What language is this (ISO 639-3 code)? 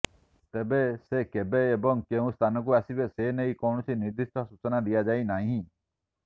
ori